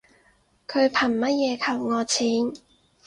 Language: Cantonese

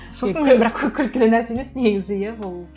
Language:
Kazakh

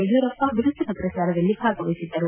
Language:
Kannada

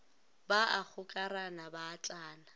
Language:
Northern Sotho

